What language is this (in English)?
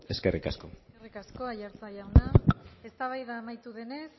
Basque